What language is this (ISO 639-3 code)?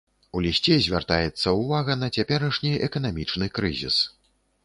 bel